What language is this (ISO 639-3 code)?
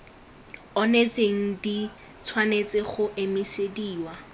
tsn